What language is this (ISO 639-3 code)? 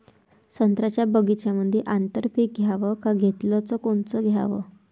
mar